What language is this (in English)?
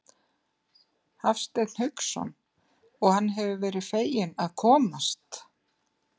Icelandic